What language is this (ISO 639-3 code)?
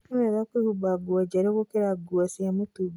kik